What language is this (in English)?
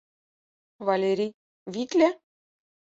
Mari